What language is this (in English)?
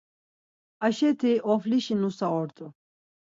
Laz